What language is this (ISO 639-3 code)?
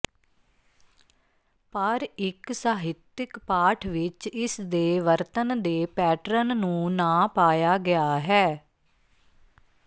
pan